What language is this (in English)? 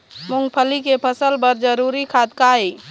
Chhattisgarhi